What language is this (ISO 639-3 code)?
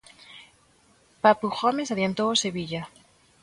glg